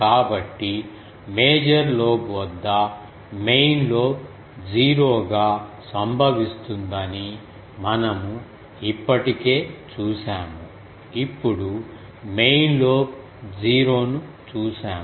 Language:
Telugu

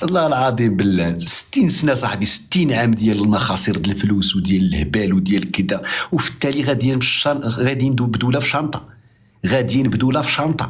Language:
Arabic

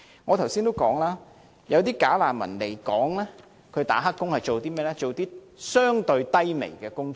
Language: Cantonese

